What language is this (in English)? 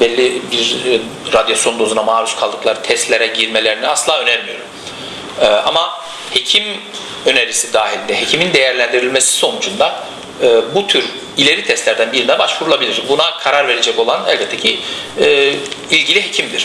Turkish